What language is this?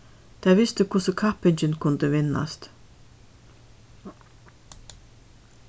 Faroese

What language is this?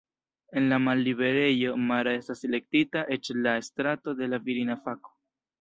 Esperanto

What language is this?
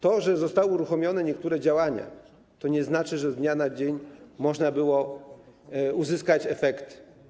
Polish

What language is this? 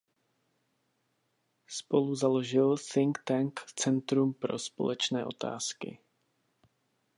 Czech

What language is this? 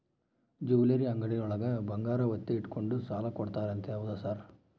Kannada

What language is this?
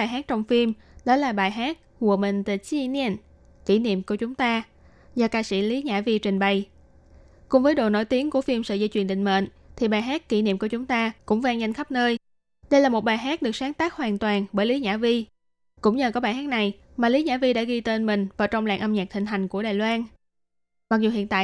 Vietnamese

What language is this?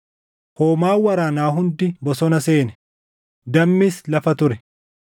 Oromo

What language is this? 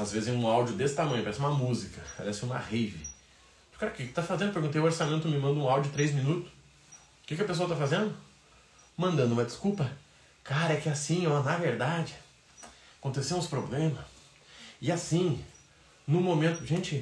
Portuguese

